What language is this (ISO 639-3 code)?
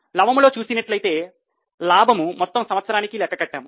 tel